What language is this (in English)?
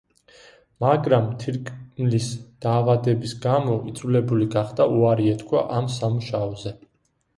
Georgian